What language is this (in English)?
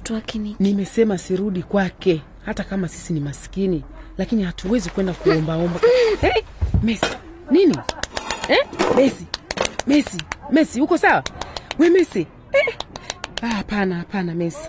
Swahili